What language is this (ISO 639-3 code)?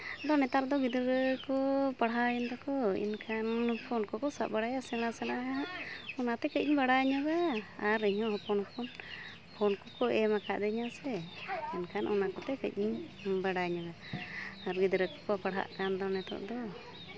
sat